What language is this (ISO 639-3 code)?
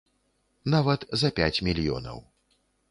bel